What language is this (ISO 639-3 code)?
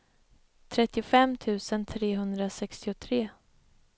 swe